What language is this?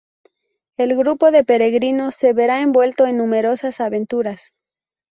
Spanish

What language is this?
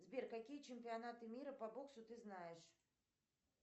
Russian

